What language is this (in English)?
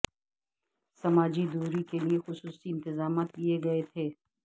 Urdu